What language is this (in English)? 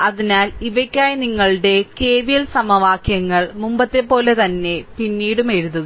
Malayalam